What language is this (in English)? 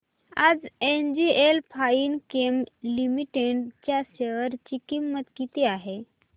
Marathi